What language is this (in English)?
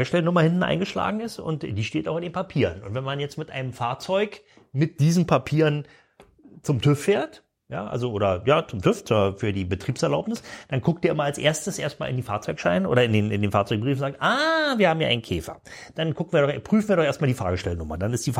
German